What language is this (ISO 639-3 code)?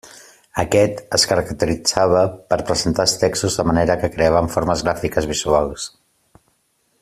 cat